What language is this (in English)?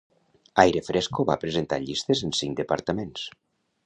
Catalan